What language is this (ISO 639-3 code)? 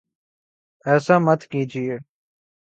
urd